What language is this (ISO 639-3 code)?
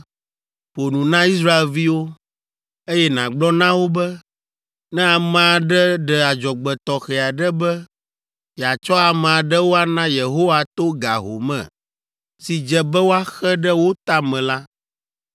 ewe